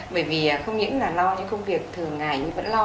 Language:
Vietnamese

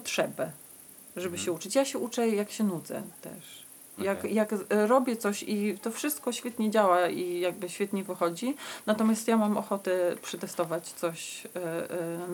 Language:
Polish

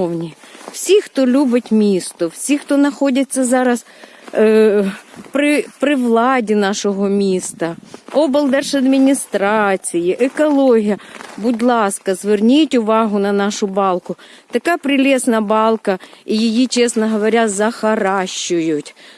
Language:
Ukrainian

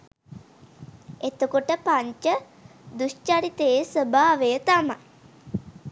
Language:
Sinhala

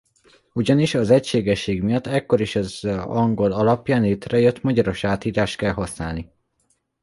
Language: Hungarian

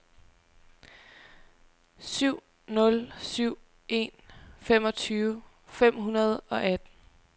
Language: Danish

